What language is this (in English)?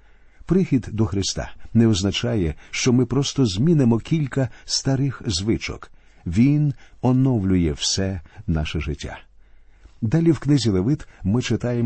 Ukrainian